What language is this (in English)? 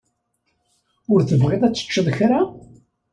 Kabyle